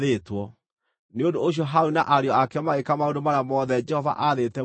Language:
Kikuyu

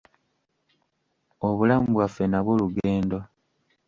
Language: Ganda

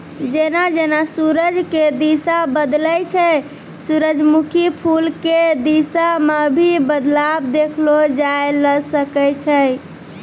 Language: Maithili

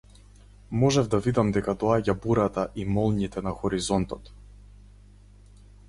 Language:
Macedonian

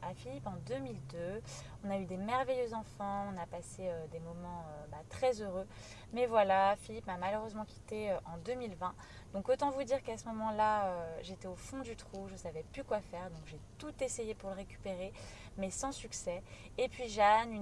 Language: French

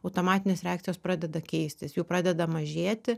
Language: Lithuanian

